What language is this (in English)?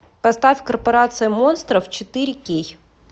Russian